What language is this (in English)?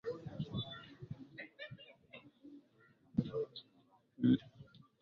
Swahili